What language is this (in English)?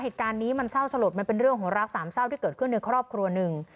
Thai